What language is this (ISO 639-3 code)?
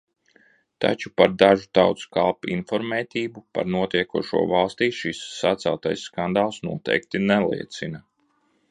lav